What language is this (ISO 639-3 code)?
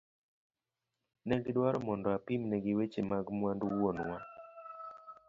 luo